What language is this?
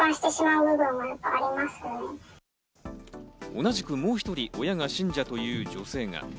Japanese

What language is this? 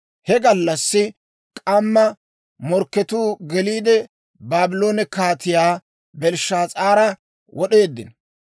Dawro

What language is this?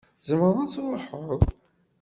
Kabyle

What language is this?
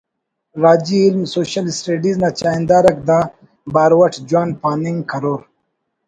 Brahui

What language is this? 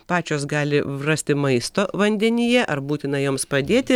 Lithuanian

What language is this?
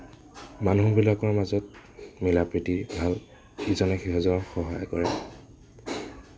Assamese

